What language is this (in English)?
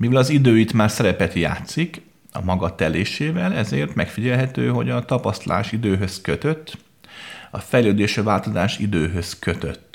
Hungarian